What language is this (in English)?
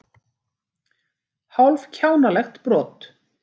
Icelandic